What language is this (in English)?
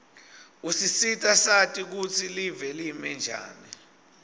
Swati